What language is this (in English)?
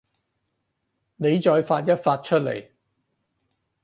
Cantonese